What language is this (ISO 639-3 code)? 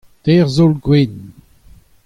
bre